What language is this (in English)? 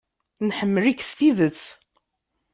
Kabyle